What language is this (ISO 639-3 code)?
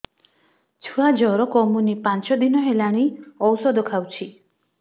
ori